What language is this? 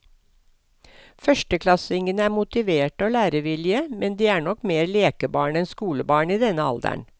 Norwegian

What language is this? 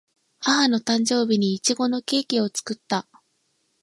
Japanese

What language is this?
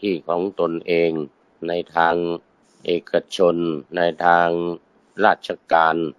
Thai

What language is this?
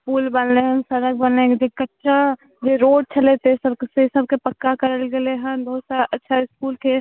Maithili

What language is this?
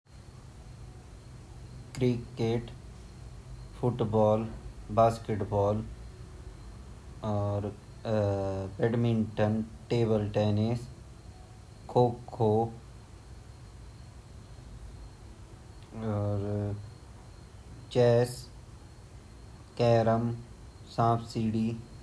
Garhwali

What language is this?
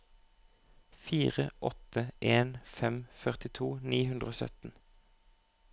Norwegian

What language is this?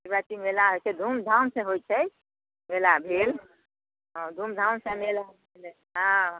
Maithili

